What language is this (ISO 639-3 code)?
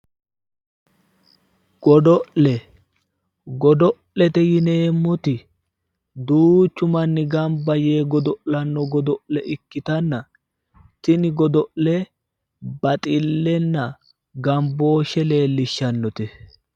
sid